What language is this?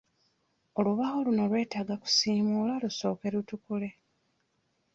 Ganda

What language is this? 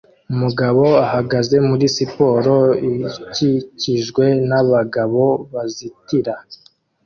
Kinyarwanda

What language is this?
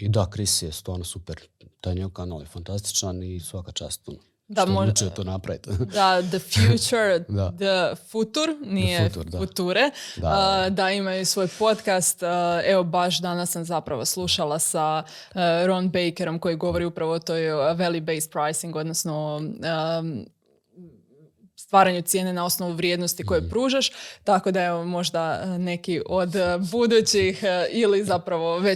Croatian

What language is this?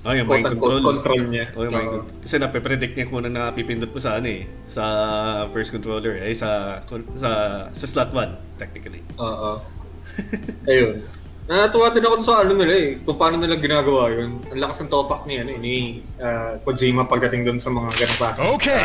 Filipino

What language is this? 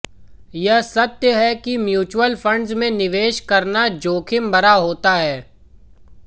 Hindi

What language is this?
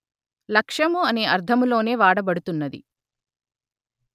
Telugu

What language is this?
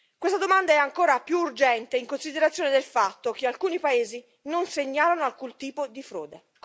Italian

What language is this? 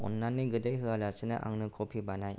Bodo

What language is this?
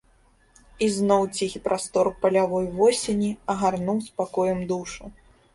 Belarusian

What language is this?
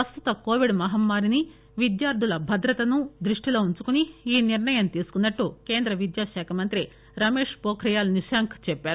Telugu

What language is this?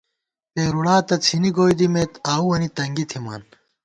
Gawar-Bati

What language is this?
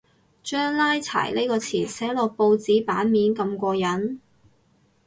Cantonese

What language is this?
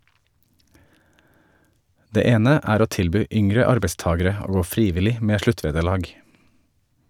Norwegian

